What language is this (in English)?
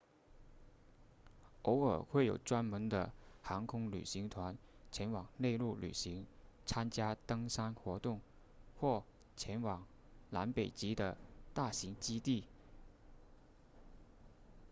Chinese